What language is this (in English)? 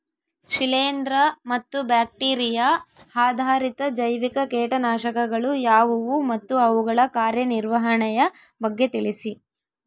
Kannada